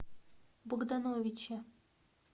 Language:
Russian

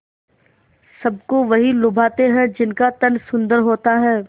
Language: Hindi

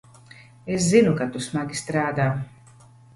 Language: Latvian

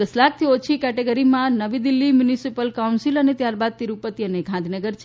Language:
Gujarati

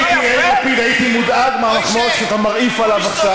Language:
Hebrew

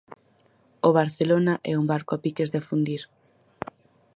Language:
Galician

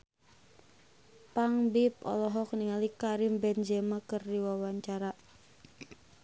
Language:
Sundanese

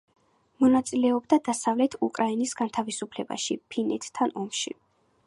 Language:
Georgian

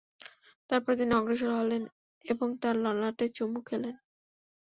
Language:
Bangla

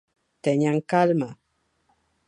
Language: Galician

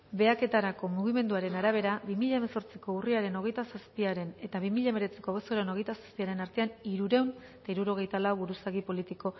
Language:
Basque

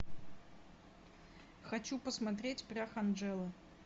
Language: Russian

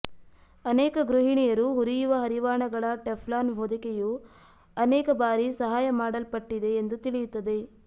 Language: Kannada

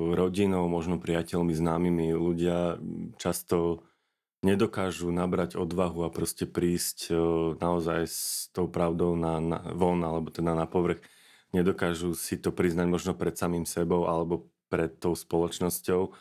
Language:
Slovak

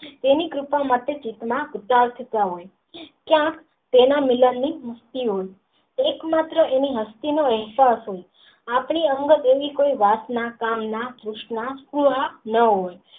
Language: Gujarati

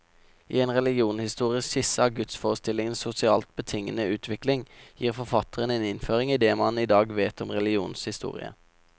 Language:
Norwegian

